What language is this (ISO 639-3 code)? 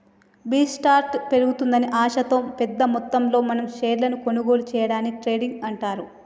tel